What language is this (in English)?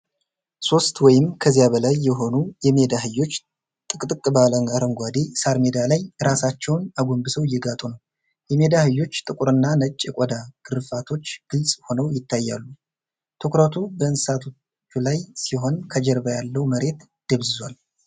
Amharic